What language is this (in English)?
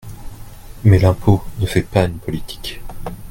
French